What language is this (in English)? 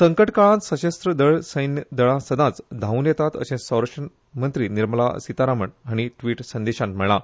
Konkani